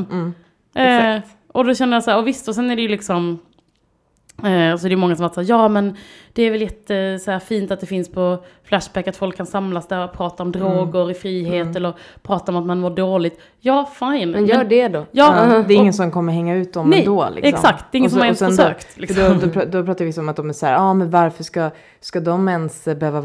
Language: Swedish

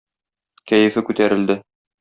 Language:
Tatar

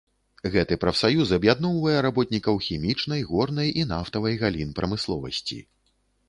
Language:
Belarusian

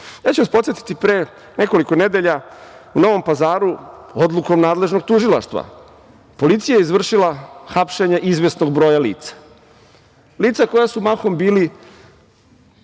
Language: Serbian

